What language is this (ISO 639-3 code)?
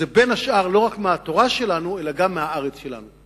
heb